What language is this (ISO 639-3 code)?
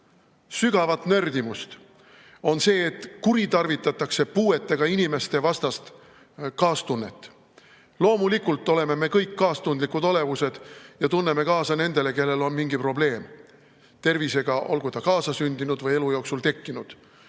est